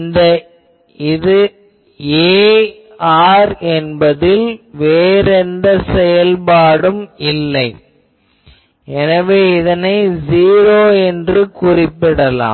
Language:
Tamil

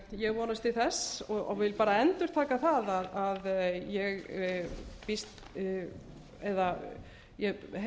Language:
Icelandic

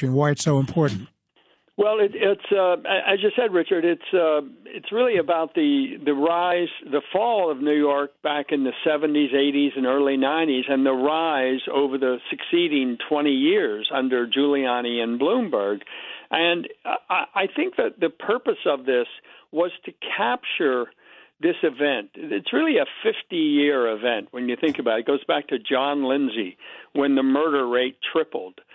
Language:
English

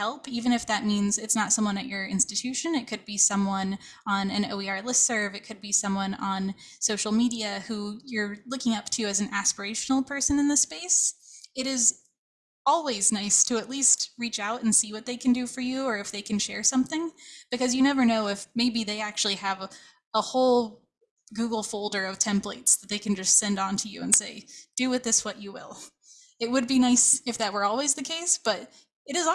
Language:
English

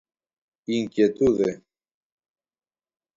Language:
Galician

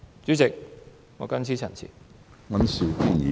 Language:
Cantonese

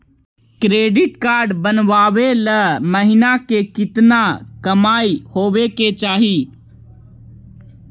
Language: Magahi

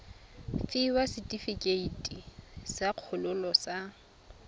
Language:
Tswana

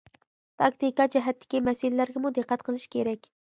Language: Uyghur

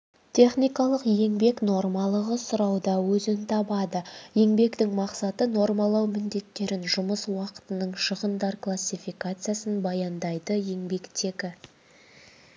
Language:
Kazakh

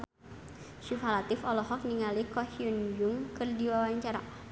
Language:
Sundanese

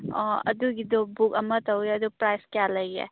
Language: Manipuri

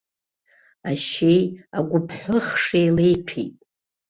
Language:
Abkhazian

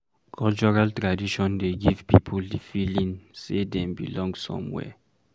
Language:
Nigerian Pidgin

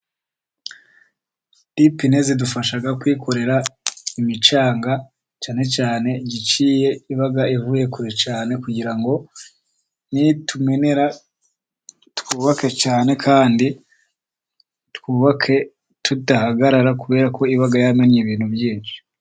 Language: Kinyarwanda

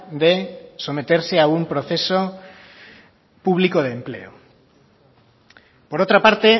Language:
Spanish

